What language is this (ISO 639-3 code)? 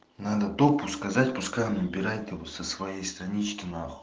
rus